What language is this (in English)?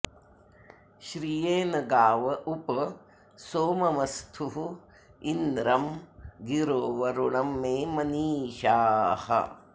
Sanskrit